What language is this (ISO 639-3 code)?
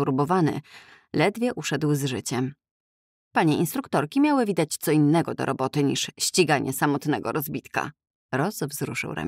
pol